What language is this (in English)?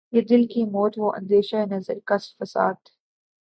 Urdu